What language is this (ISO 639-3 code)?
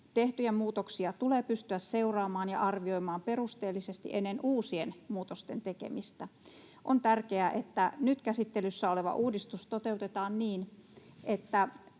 fin